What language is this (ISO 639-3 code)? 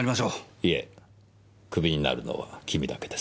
jpn